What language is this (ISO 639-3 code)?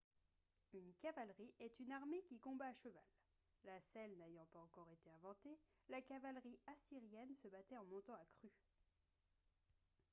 fra